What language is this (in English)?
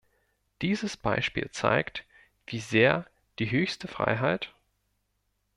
German